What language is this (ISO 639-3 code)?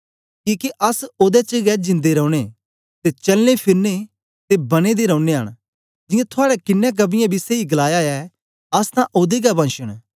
doi